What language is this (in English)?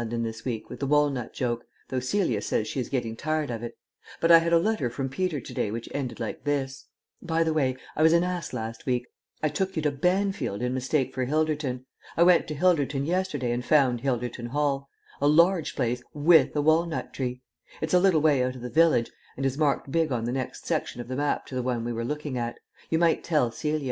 English